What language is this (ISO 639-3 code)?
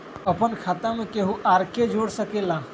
mag